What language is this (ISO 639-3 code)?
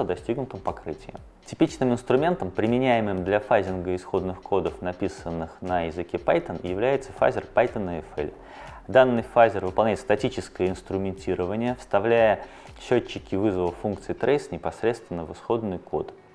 rus